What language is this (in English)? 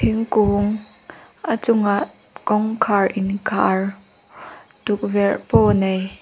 Mizo